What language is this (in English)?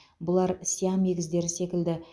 Kazakh